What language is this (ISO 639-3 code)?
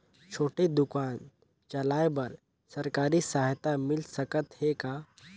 hne